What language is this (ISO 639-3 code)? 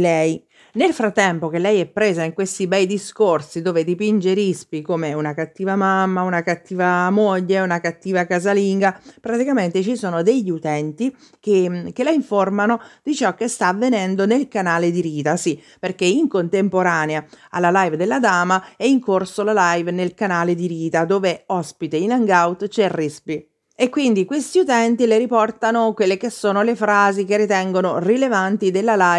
ita